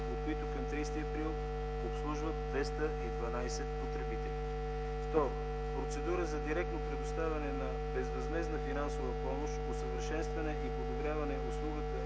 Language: Bulgarian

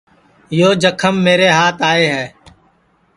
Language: Sansi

